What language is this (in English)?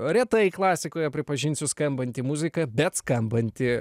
Lithuanian